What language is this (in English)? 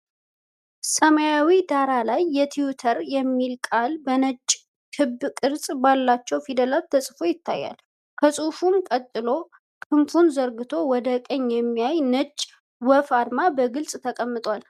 Amharic